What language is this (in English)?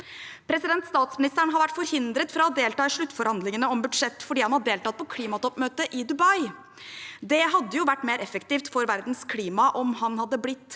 Norwegian